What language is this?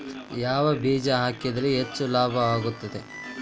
Kannada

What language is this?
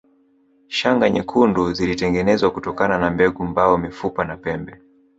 Swahili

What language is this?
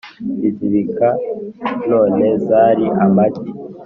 Kinyarwanda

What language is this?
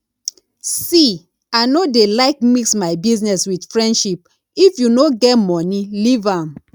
Nigerian Pidgin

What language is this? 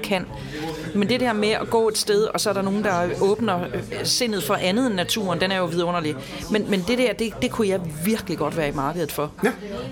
Danish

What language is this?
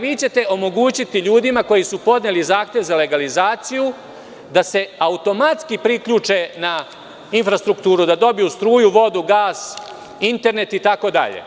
Serbian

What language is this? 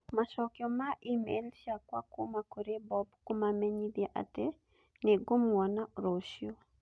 Kikuyu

